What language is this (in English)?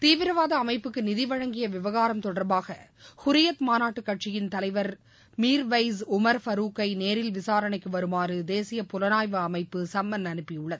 Tamil